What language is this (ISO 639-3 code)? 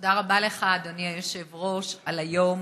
heb